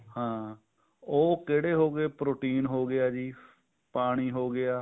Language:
Punjabi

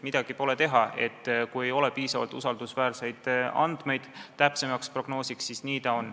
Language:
Estonian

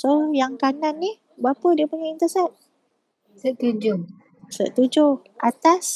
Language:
Malay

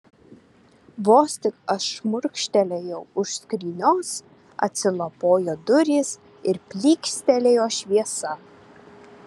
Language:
Lithuanian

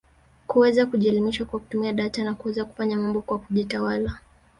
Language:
Swahili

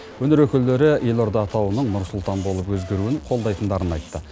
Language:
Kazakh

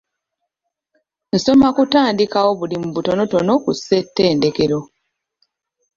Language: Ganda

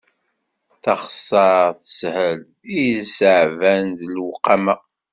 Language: Kabyle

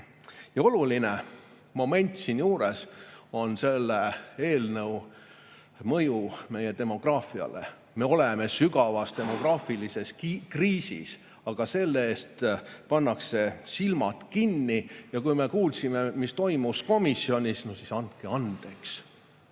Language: Estonian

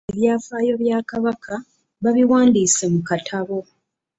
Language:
Ganda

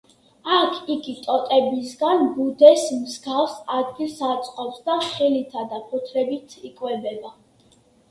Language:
Georgian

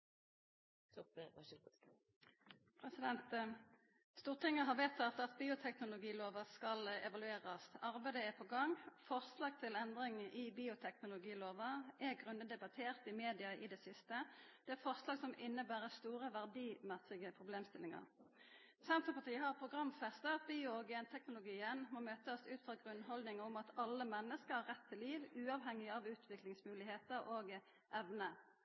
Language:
Norwegian Nynorsk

